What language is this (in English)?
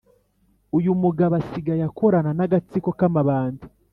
Kinyarwanda